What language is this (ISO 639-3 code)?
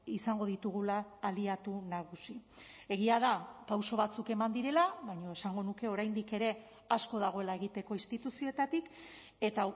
eus